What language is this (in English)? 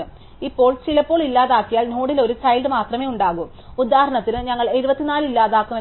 Malayalam